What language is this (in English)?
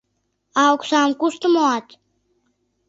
Mari